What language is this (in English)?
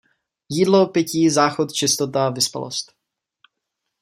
Czech